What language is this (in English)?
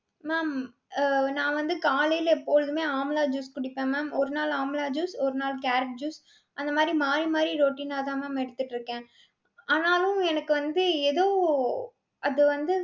Tamil